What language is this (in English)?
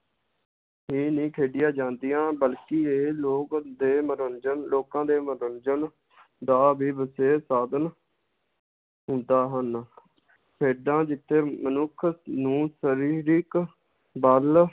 Punjabi